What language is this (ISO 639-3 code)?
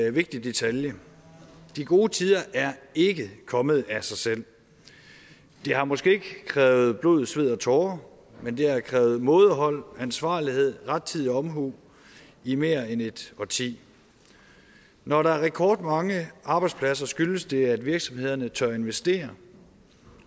dan